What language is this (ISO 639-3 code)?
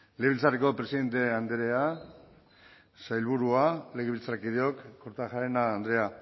eus